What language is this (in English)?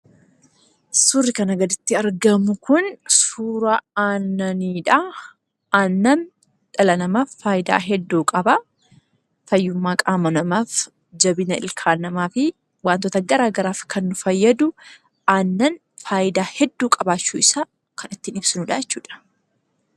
Oromo